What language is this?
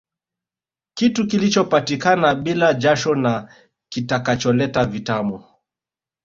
Swahili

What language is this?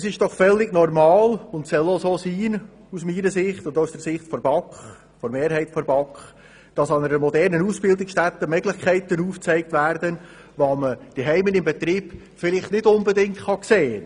Swiss German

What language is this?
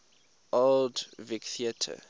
English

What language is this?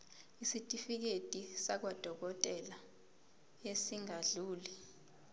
Zulu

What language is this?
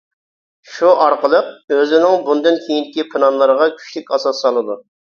Uyghur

